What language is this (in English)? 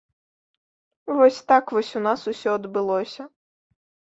Belarusian